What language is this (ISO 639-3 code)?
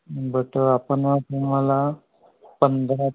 mar